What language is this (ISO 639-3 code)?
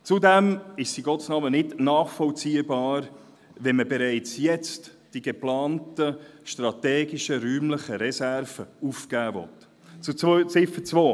gsw